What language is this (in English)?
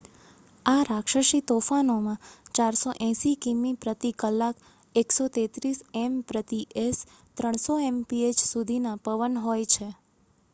Gujarati